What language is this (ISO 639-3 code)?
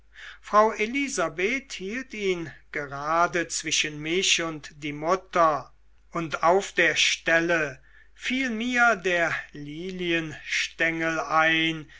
deu